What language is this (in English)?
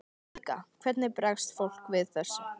Icelandic